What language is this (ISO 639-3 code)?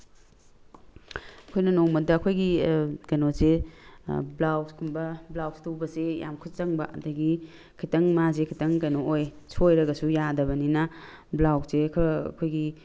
mni